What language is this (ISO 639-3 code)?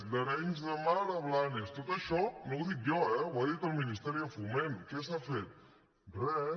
cat